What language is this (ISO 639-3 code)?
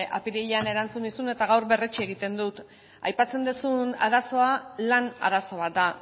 eus